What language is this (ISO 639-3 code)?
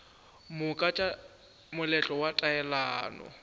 nso